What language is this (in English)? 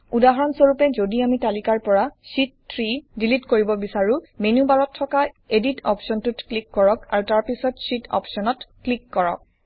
Assamese